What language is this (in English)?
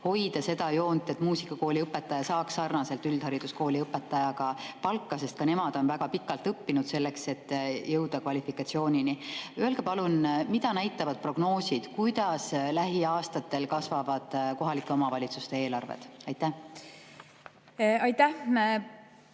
Estonian